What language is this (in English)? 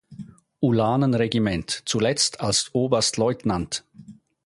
German